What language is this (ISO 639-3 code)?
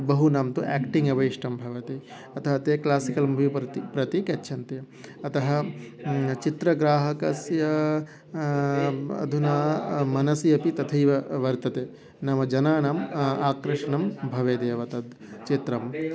san